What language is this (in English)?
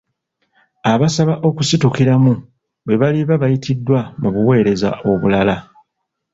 Ganda